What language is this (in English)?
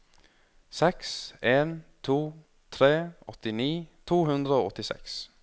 Norwegian